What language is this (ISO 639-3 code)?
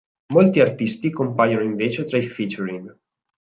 ita